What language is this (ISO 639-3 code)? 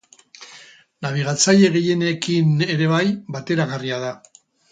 eus